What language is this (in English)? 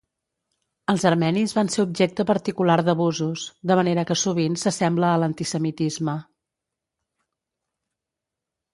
Catalan